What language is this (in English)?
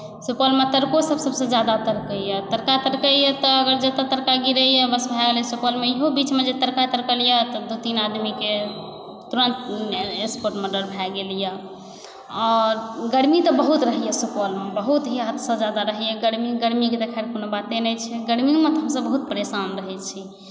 Maithili